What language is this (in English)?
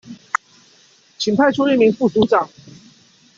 Chinese